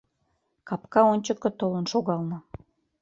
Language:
Mari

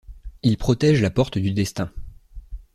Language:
French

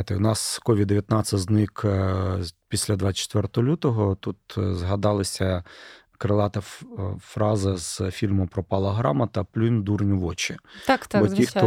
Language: Ukrainian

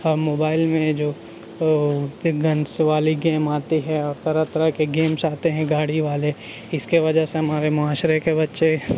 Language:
Urdu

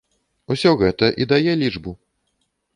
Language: Belarusian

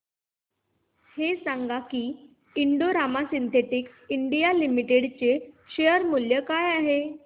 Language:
Marathi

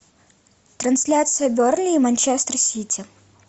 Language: Russian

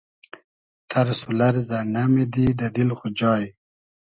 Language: Hazaragi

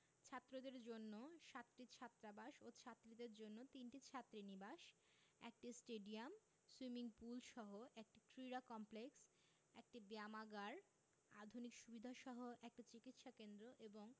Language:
Bangla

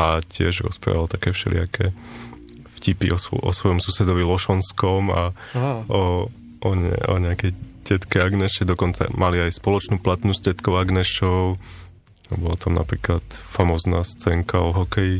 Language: Slovak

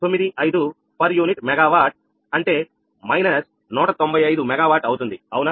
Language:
Telugu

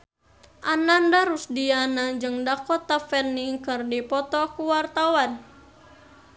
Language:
Sundanese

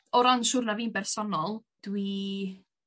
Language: Welsh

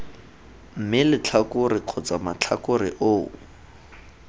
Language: Tswana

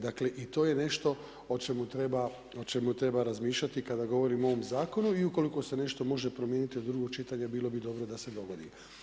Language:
Croatian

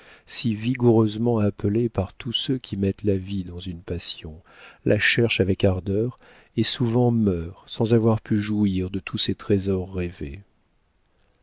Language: French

